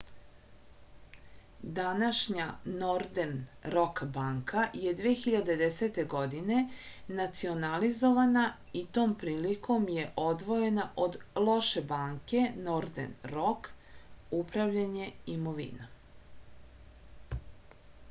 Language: Serbian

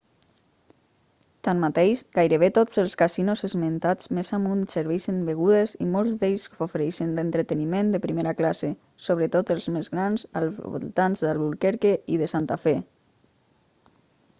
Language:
Catalan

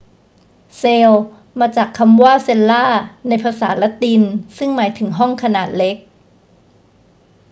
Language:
Thai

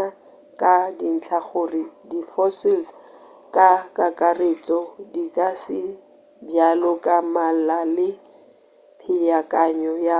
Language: Northern Sotho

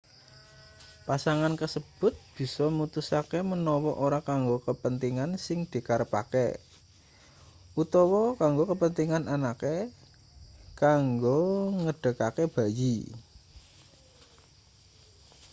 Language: Javanese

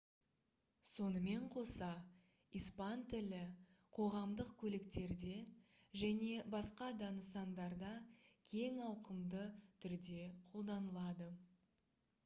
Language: Kazakh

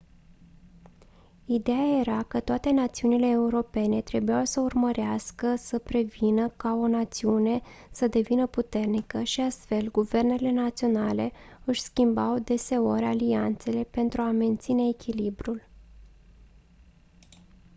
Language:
Romanian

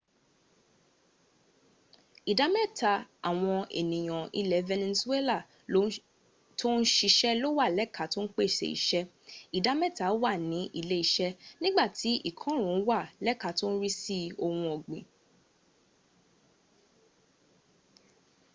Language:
Yoruba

